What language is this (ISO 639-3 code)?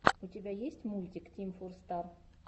rus